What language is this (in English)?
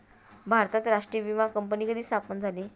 Marathi